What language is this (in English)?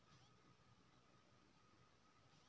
Maithili